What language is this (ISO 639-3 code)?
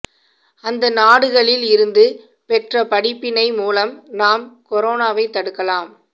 tam